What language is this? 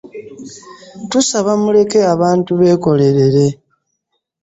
Ganda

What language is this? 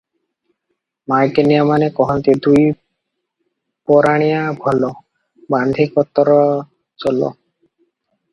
Odia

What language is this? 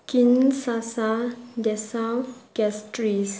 Manipuri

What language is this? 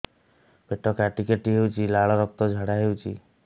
Odia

